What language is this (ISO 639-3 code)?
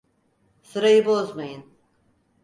tur